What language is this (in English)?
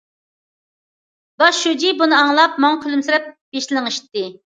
Uyghur